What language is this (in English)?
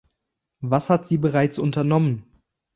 German